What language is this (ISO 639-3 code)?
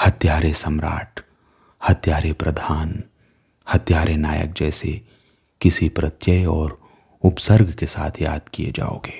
hin